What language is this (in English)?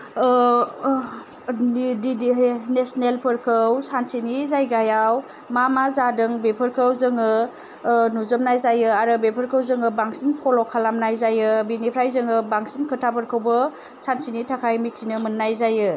Bodo